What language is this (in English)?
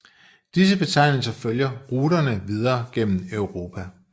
Danish